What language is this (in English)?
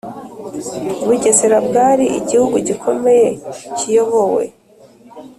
Kinyarwanda